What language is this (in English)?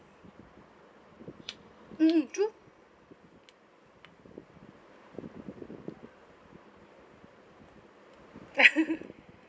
English